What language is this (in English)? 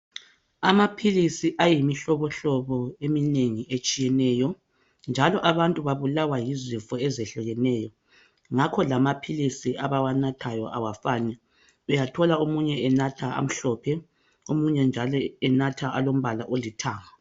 North Ndebele